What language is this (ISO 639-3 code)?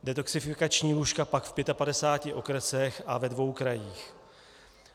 ces